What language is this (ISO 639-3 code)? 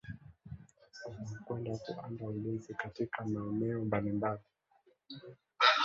swa